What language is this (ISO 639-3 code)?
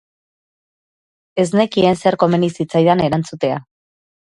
eus